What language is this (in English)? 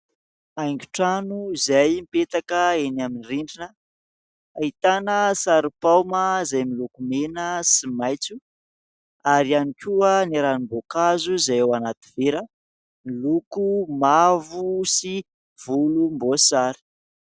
Malagasy